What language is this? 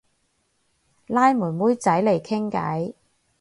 Cantonese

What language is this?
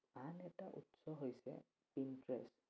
Assamese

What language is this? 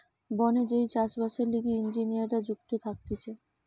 Bangla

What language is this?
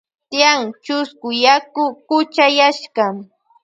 Loja Highland Quichua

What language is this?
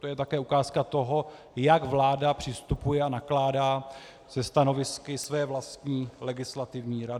Czech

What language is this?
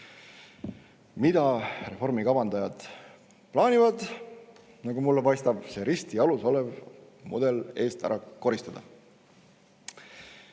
Estonian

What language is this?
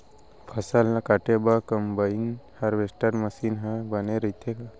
Chhattisgarhi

